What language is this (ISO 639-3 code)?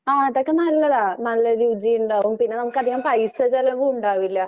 mal